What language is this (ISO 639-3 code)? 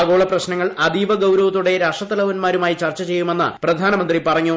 mal